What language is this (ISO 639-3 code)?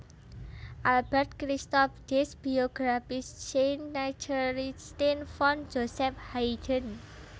jav